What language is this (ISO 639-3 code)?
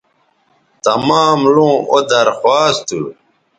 btv